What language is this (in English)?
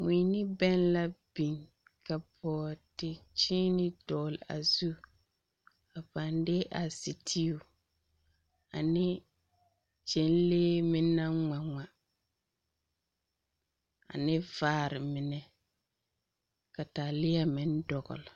Southern Dagaare